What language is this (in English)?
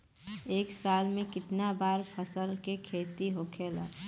Bhojpuri